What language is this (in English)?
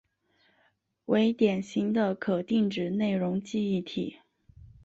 Chinese